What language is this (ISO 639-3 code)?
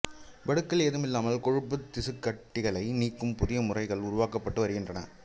tam